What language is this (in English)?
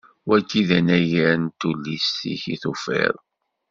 Kabyle